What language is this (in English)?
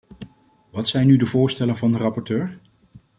Dutch